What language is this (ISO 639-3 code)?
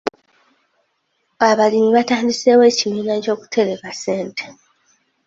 lug